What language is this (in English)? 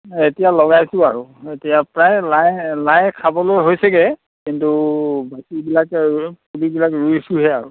Assamese